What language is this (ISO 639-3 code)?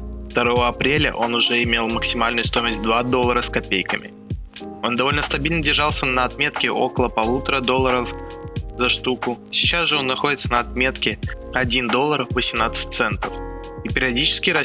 rus